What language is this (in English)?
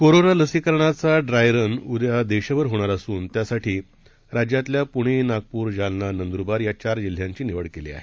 Marathi